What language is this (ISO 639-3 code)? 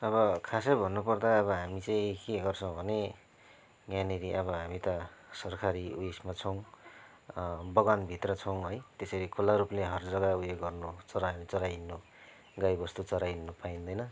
nep